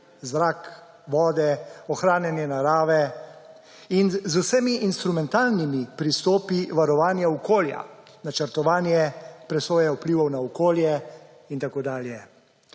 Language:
Slovenian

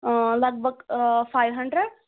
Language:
Kashmiri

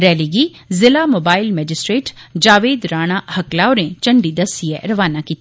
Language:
Dogri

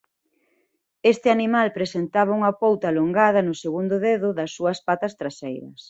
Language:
Galician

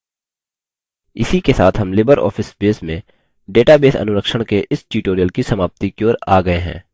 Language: Hindi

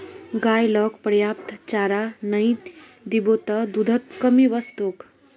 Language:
Magahi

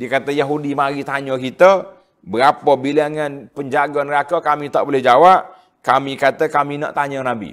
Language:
Malay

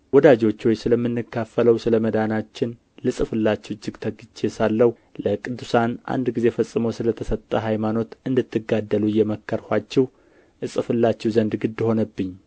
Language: Amharic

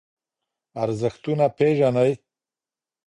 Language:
Pashto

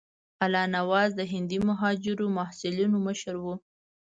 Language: Pashto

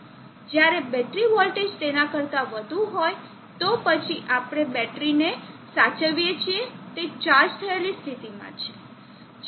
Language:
Gujarati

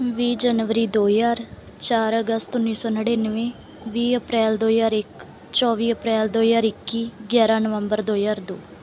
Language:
Punjabi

